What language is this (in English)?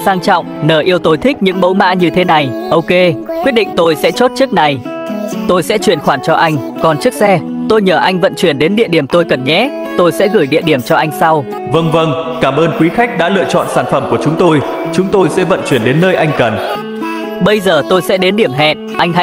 Vietnamese